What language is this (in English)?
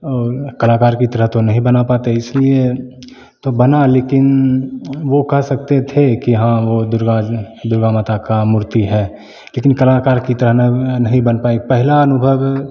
Hindi